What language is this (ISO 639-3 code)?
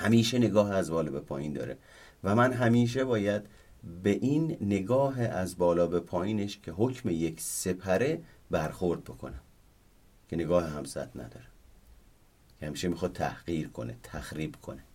fas